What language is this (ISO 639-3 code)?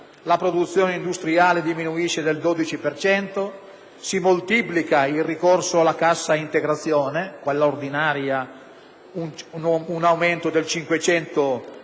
ita